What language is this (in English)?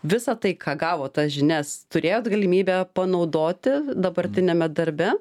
Lithuanian